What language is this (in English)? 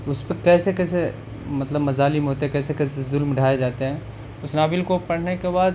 Urdu